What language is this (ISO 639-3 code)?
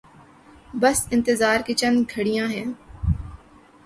urd